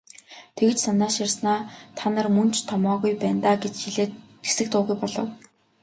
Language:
Mongolian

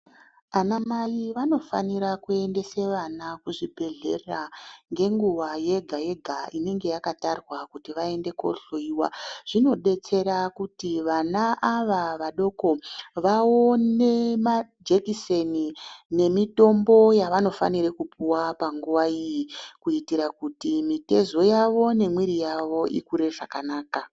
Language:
Ndau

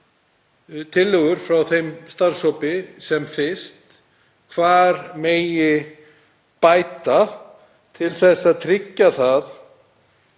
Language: Icelandic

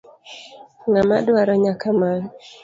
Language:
Luo (Kenya and Tanzania)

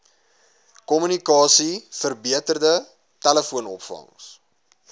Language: Afrikaans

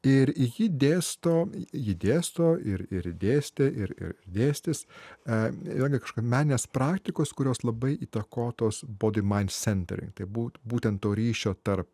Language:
Lithuanian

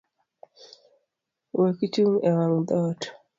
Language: Luo (Kenya and Tanzania)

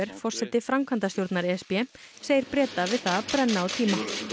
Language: Icelandic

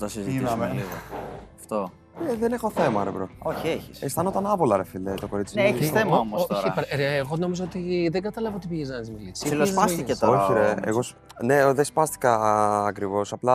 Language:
Greek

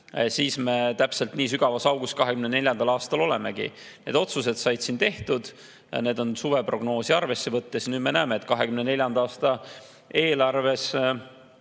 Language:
Estonian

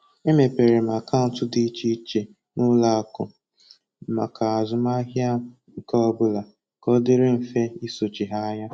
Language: Igbo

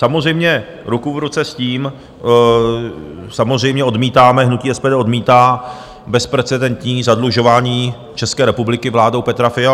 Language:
Czech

